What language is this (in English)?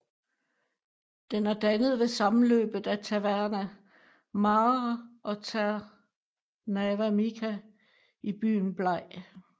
Danish